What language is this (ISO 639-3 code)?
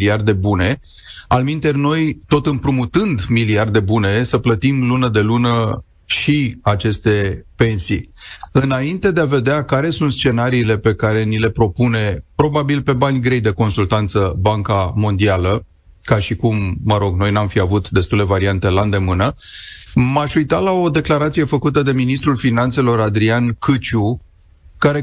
ron